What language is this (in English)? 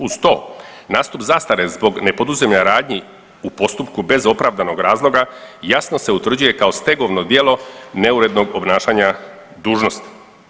Croatian